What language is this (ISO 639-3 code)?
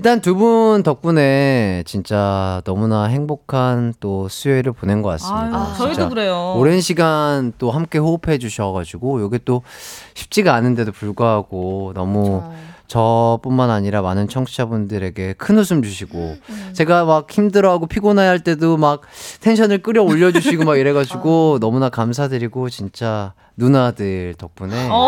kor